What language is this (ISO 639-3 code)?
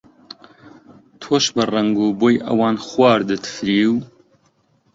ckb